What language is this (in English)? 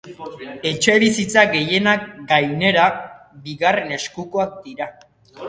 Basque